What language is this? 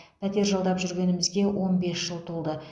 Kazakh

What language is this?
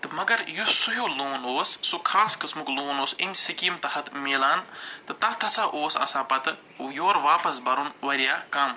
Kashmiri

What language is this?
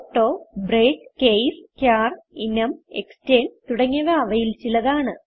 Malayalam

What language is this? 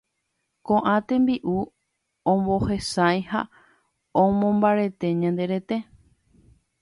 Guarani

